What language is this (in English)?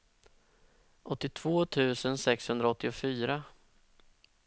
Swedish